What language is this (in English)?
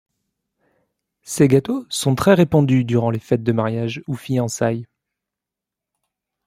French